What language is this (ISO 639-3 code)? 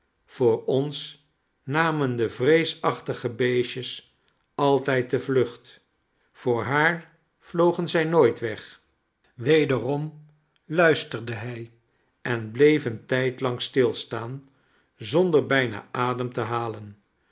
nld